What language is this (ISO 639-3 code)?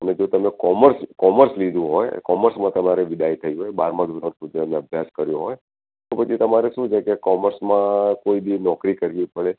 guj